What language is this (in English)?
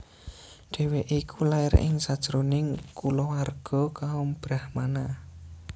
Javanese